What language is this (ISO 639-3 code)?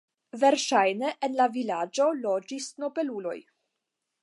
epo